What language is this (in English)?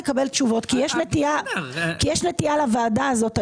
Hebrew